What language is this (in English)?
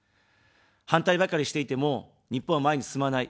Japanese